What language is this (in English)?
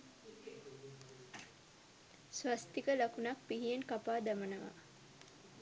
Sinhala